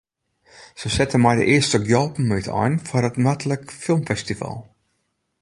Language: Western Frisian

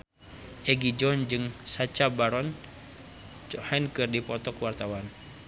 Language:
Sundanese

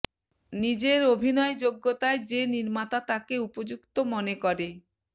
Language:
Bangla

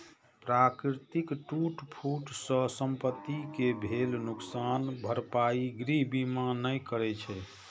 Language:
Maithili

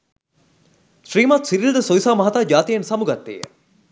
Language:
Sinhala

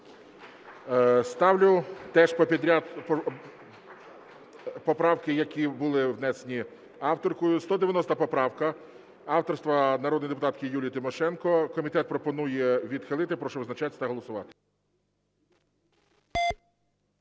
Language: Ukrainian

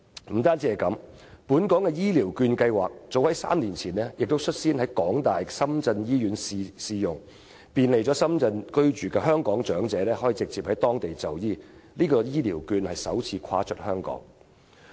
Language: Cantonese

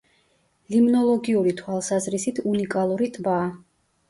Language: Georgian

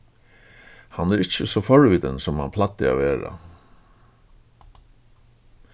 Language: Faroese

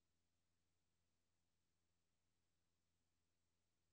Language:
Danish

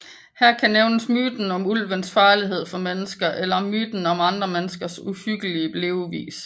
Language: Danish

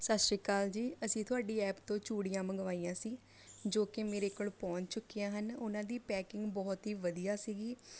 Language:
Punjabi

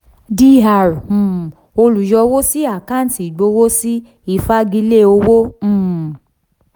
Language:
Yoruba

